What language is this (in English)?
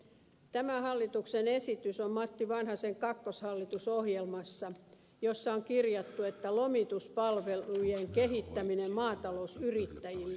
Finnish